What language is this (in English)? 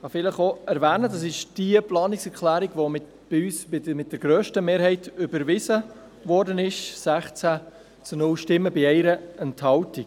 Swiss German